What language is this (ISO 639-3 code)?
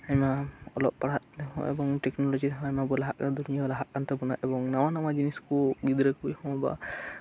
sat